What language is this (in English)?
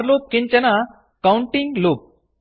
Sanskrit